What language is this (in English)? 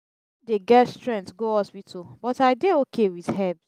Nigerian Pidgin